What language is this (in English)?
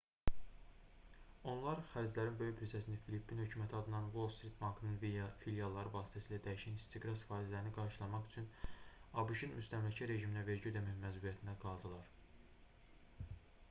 Azerbaijani